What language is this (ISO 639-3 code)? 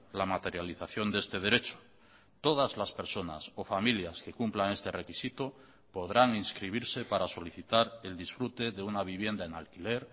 spa